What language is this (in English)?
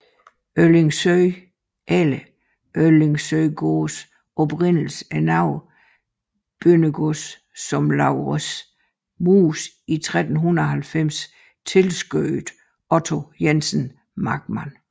Danish